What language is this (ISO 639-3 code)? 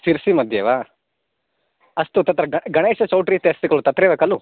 san